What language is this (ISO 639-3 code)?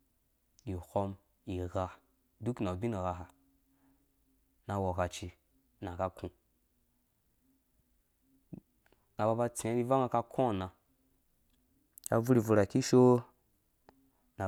ldb